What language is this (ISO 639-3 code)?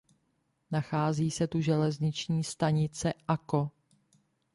ces